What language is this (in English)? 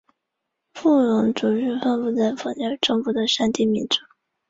Chinese